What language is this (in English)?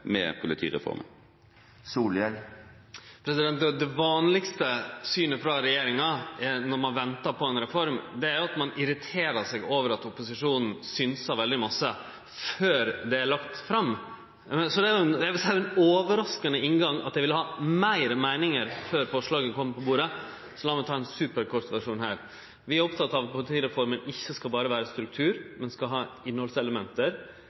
Norwegian Nynorsk